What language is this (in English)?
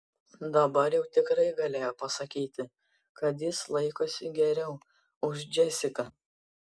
Lithuanian